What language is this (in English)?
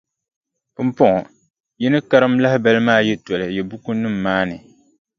Dagbani